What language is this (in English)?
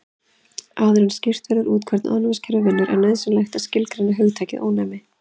Icelandic